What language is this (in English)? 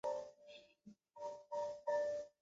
Chinese